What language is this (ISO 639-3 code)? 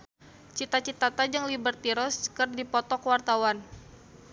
sun